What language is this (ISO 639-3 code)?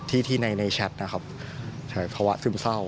tha